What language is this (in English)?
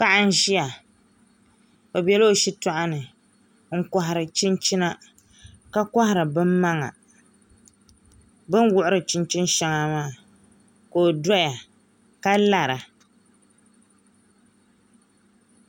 Dagbani